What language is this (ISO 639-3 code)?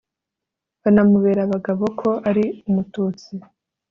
kin